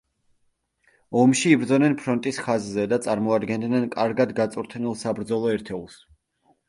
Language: Georgian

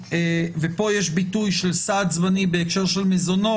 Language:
Hebrew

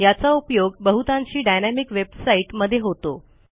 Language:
Marathi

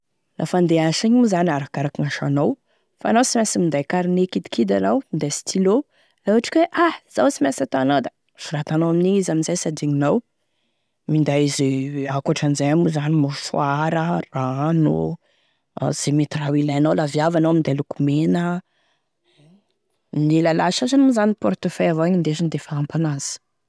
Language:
Tesaka Malagasy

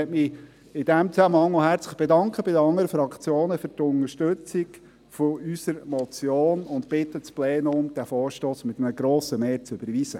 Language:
Swiss German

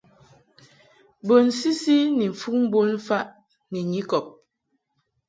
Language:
Mungaka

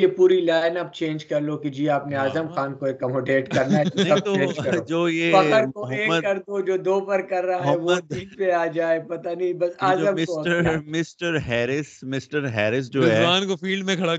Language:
Urdu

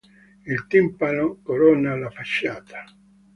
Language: Italian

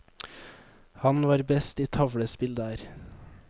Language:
Norwegian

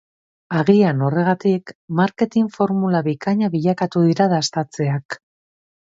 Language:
Basque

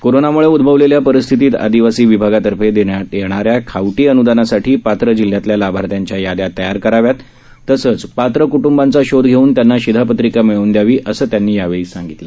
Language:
Marathi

